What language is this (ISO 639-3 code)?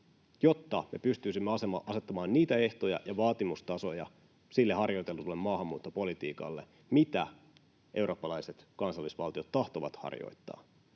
fin